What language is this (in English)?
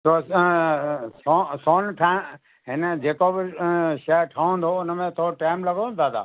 Sindhi